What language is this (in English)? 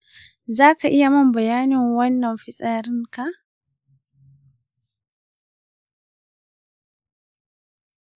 Hausa